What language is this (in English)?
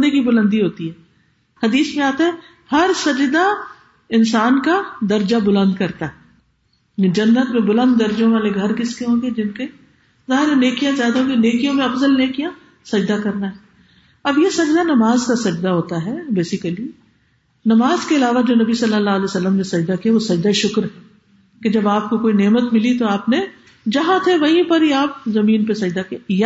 Urdu